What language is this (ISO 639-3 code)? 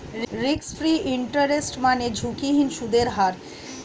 ben